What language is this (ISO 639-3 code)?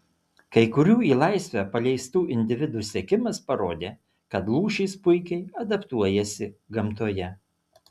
lit